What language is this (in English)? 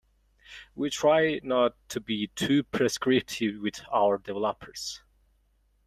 English